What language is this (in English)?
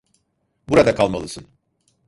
Turkish